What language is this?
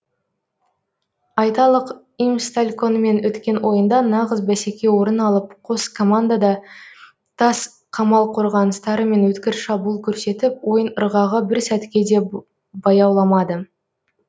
Kazakh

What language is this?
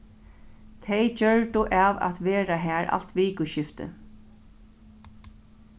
Faroese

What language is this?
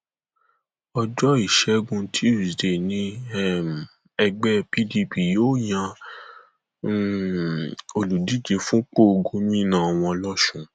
Yoruba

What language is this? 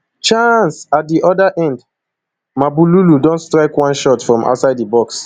Nigerian Pidgin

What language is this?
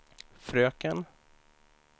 Swedish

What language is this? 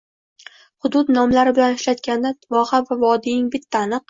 Uzbek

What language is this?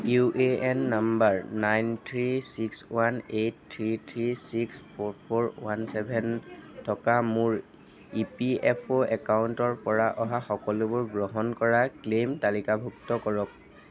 Assamese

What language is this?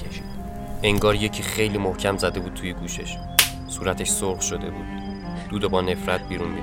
Persian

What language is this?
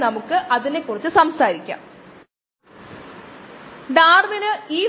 Malayalam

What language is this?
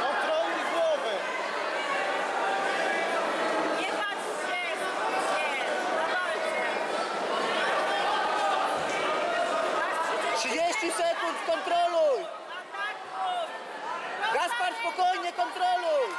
Polish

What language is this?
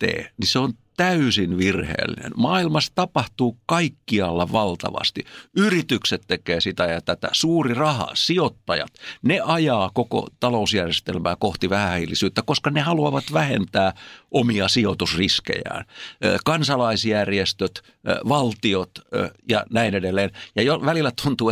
Finnish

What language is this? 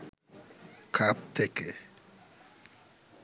Bangla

